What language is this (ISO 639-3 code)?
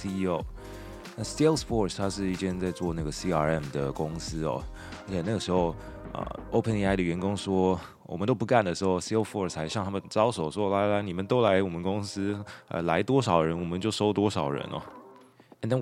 zho